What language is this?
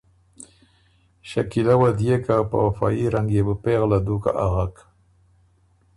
Ormuri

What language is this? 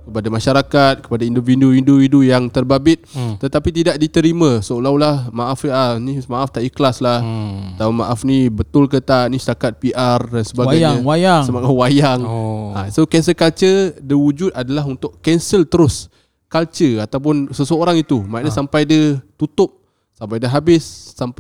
Malay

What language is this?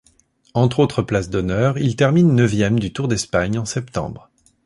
French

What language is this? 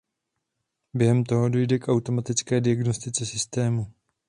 Czech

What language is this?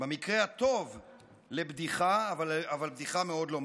Hebrew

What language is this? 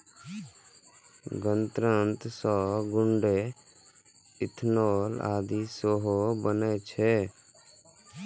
Maithili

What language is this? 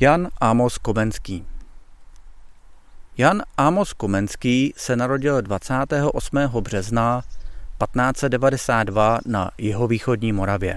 Czech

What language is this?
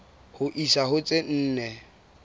Southern Sotho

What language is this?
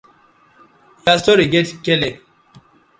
Nigerian Pidgin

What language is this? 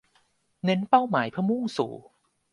Thai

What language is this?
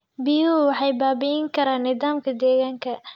Somali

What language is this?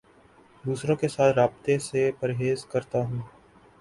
Urdu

